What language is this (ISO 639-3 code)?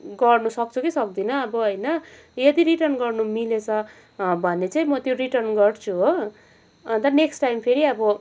nep